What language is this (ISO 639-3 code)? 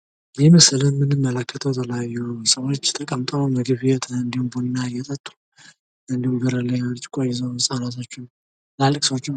amh